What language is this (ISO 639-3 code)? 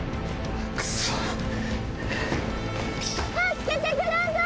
jpn